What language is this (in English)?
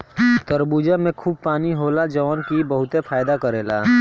Bhojpuri